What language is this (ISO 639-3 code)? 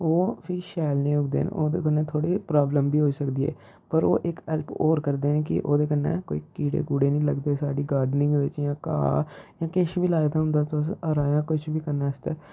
doi